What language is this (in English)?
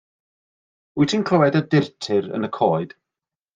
Welsh